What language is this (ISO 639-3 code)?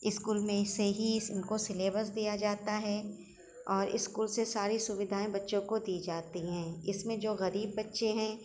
urd